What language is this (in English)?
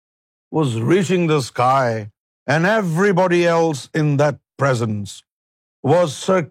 Urdu